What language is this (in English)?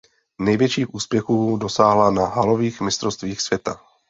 Czech